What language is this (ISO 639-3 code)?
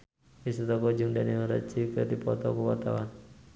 sun